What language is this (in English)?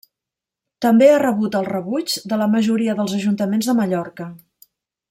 Catalan